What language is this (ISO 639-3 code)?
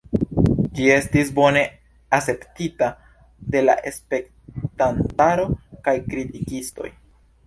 epo